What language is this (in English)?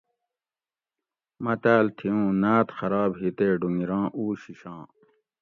Gawri